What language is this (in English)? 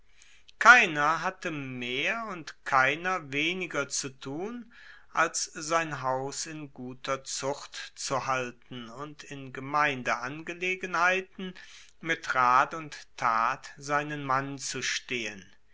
German